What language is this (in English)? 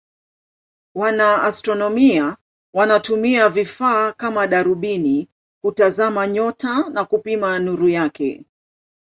Swahili